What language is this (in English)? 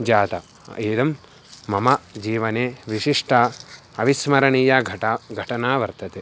Sanskrit